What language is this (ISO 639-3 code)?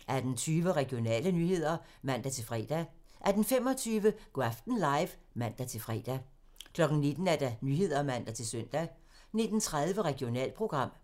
dan